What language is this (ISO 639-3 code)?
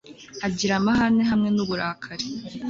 kin